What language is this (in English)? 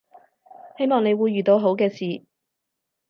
Cantonese